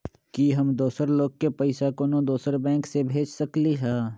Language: Magahi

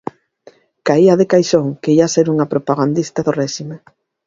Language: Galician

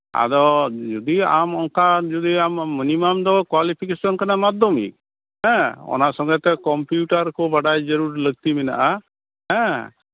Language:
Santali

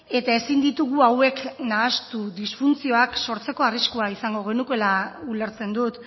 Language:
Basque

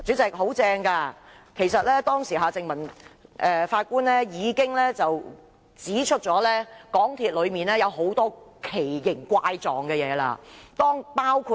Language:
Cantonese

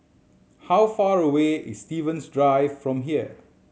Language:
English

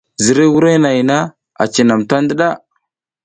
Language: South Giziga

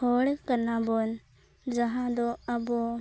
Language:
Santali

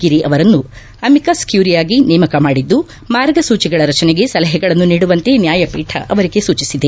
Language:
Kannada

